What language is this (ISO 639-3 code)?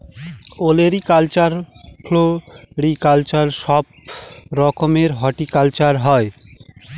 ben